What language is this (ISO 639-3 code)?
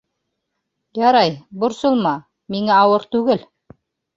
bak